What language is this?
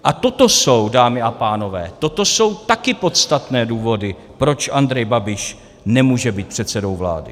Czech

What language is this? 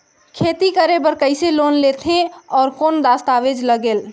Chhattisgarhi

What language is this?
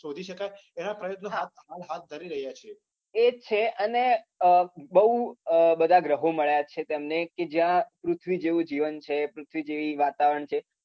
Gujarati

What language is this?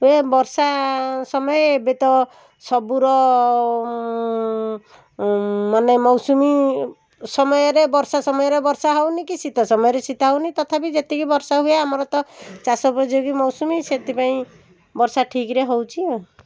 Odia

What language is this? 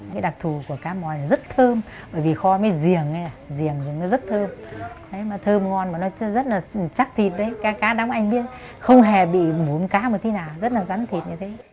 Vietnamese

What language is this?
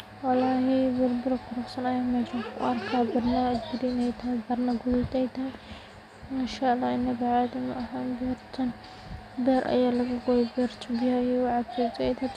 Somali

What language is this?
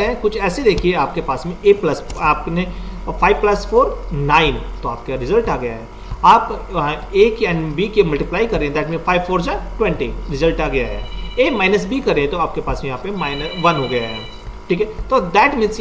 Hindi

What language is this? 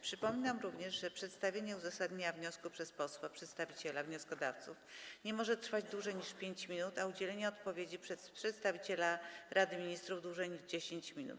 Polish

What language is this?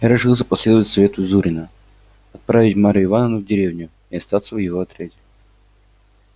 Russian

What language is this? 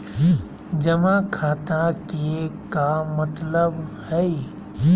Magahi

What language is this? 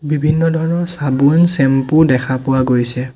Assamese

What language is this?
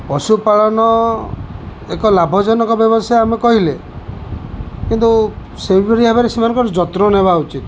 Odia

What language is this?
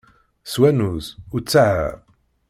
Kabyle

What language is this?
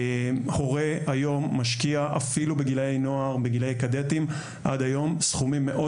Hebrew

